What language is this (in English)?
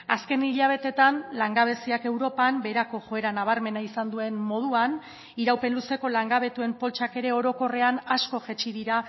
Basque